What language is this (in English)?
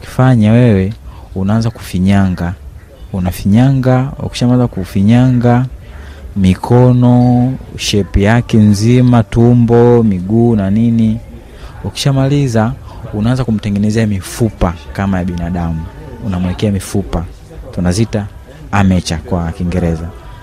Swahili